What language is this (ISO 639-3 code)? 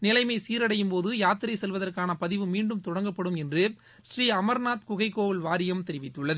tam